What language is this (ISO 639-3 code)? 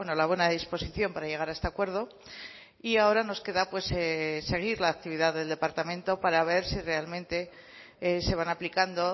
spa